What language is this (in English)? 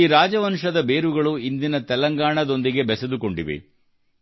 Kannada